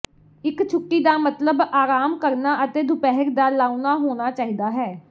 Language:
Punjabi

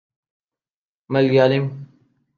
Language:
Urdu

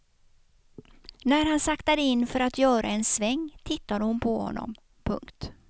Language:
Swedish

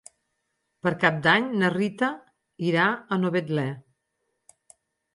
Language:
Catalan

